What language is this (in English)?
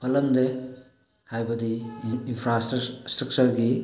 Manipuri